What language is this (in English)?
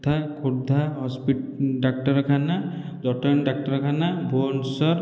Odia